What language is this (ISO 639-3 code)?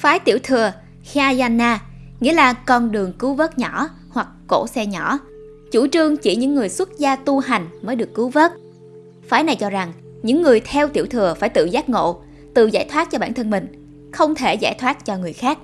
vie